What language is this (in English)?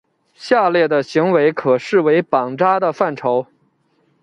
Chinese